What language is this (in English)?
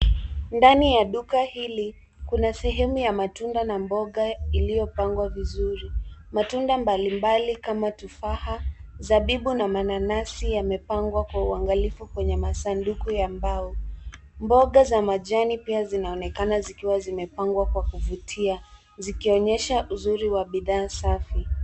Swahili